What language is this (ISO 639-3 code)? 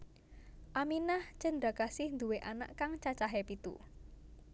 jav